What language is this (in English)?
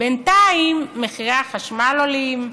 Hebrew